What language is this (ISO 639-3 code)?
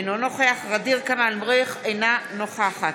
heb